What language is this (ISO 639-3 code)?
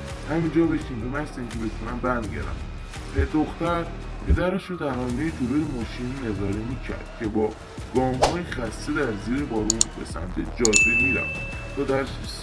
fas